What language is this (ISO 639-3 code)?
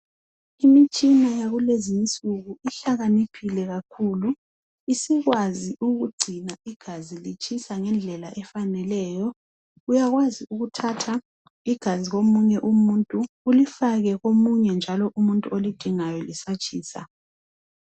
nde